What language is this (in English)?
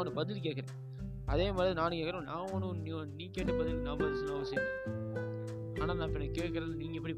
Tamil